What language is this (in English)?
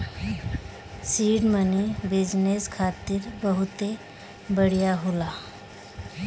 Bhojpuri